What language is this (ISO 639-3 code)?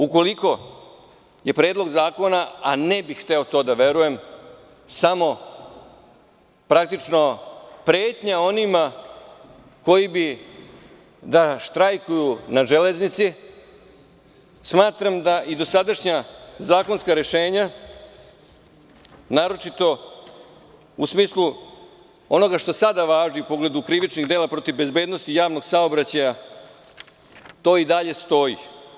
srp